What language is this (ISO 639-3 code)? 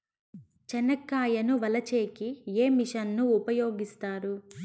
tel